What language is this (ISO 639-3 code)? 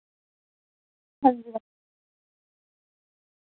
doi